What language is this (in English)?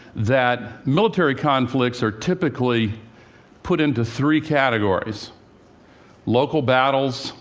English